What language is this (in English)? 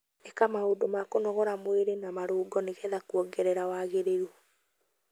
Kikuyu